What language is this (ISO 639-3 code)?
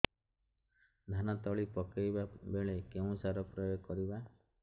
ori